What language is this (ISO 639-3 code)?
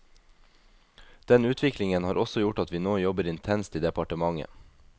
nor